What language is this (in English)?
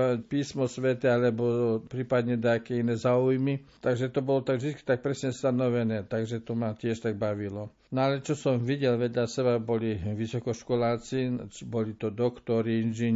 Slovak